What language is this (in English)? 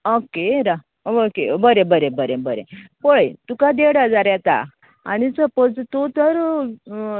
Konkani